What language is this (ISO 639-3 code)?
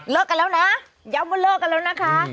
tha